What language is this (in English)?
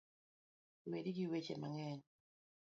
Luo (Kenya and Tanzania)